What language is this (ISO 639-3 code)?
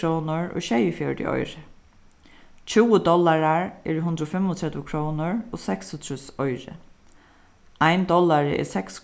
fao